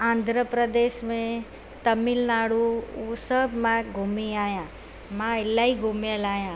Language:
Sindhi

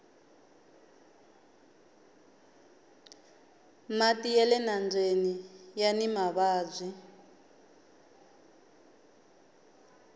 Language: Tsonga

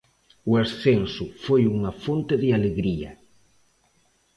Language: Galician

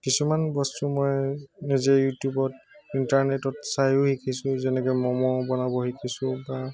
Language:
Assamese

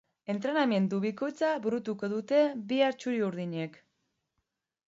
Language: Basque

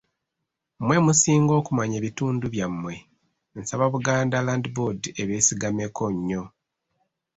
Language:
Ganda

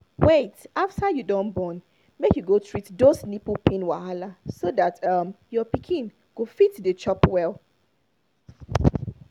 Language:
Nigerian Pidgin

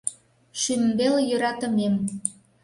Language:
Mari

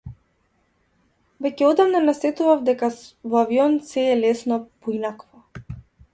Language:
Macedonian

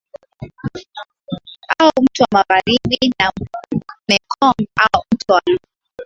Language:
Swahili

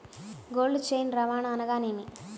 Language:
Telugu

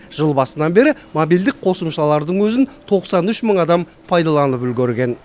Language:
Kazakh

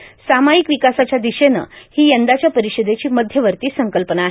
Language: Marathi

